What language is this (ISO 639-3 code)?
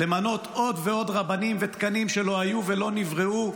heb